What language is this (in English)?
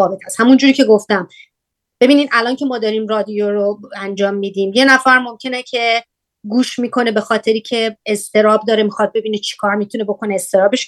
Persian